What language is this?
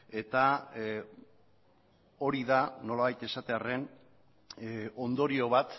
Basque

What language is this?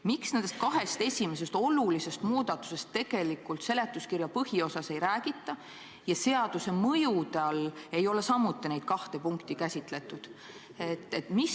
Estonian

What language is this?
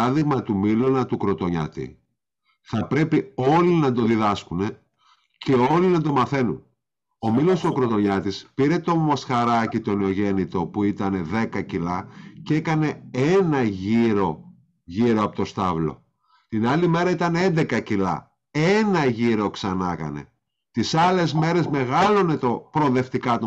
Greek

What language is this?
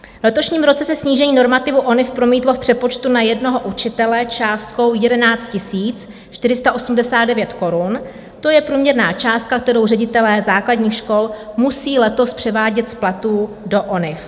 Czech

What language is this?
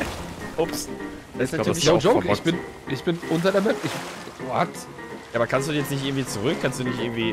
German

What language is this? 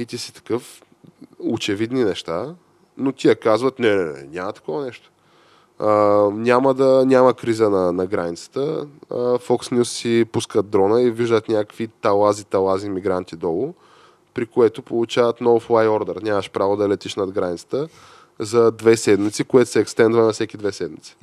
Bulgarian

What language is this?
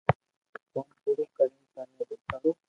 Loarki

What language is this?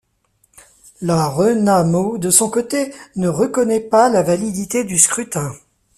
French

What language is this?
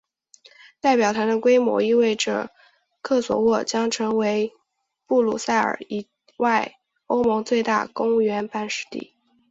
Chinese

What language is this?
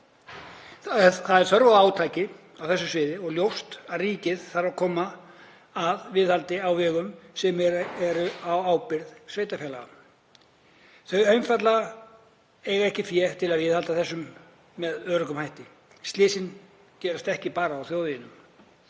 Icelandic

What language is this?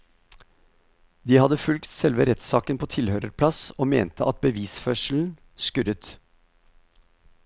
Norwegian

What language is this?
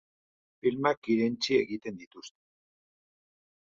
Basque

